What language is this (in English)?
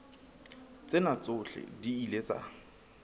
Southern Sotho